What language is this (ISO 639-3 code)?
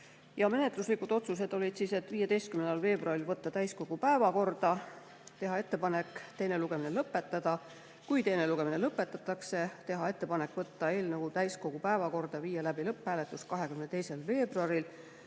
est